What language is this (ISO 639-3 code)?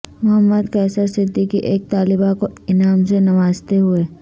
urd